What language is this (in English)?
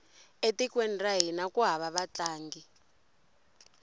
Tsonga